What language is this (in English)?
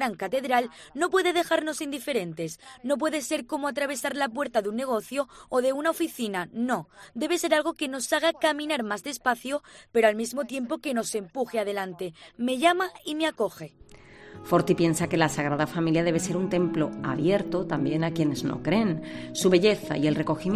Spanish